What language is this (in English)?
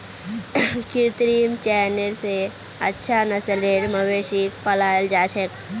Magahi